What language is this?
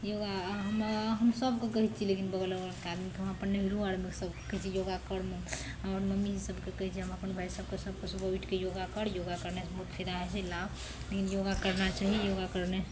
Maithili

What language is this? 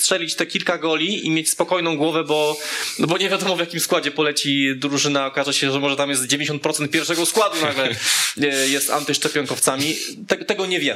Polish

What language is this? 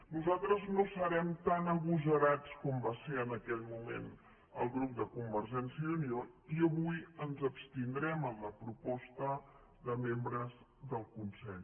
Catalan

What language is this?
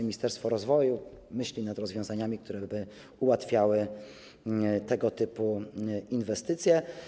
Polish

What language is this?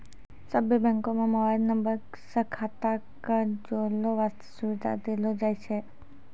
Maithili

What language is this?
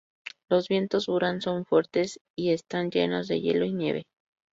Spanish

